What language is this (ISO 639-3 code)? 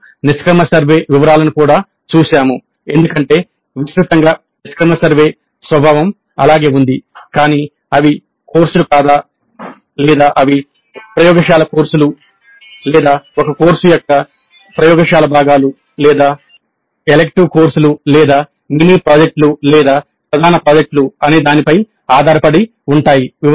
tel